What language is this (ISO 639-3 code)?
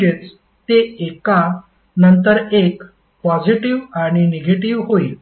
mar